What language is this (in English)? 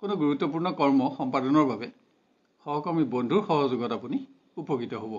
Bangla